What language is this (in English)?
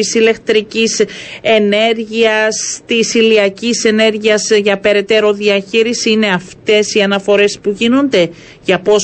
Greek